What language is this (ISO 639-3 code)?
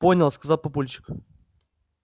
rus